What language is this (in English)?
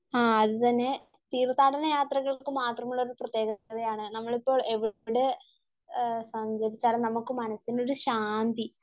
Malayalam